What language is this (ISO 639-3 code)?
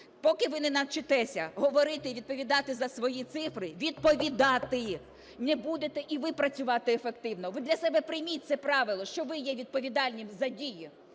ukr